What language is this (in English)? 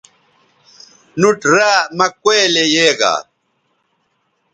Bateri